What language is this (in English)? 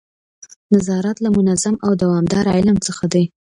Pashto